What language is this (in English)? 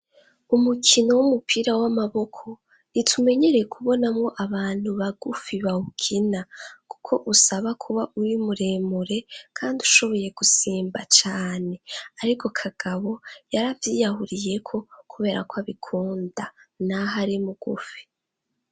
Rundi